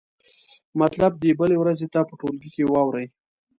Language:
Pashto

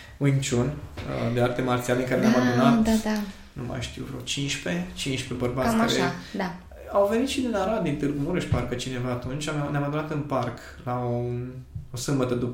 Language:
Romanian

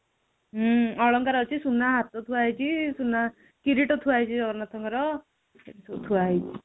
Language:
Odia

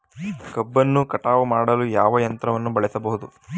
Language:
Kannada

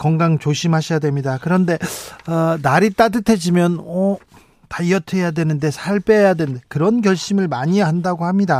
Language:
Korean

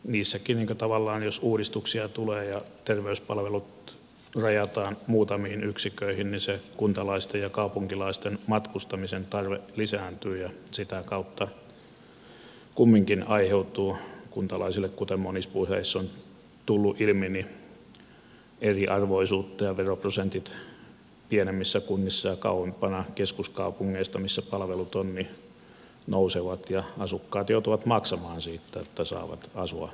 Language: Finnish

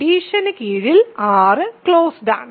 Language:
Malayalam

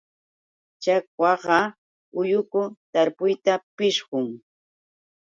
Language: Yauyos Quechua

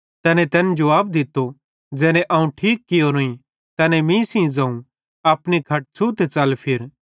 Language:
Bhadrawahi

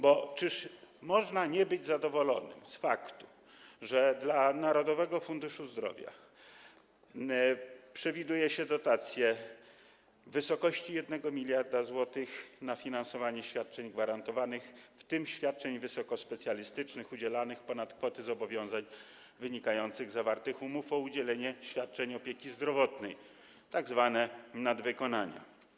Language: Polish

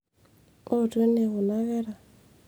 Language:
Masai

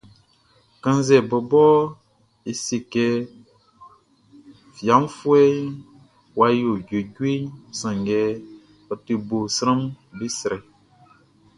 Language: Baoulé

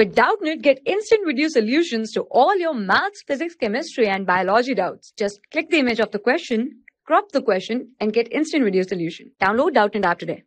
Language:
English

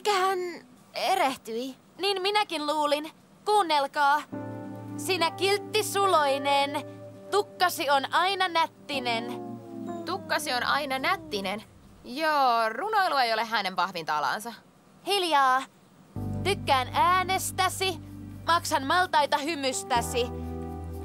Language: Finnish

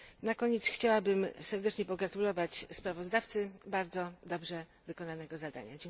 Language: Polish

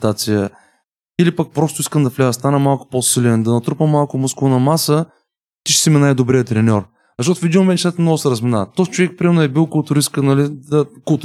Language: Bulgarian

